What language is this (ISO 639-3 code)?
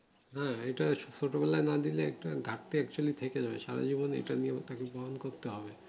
ben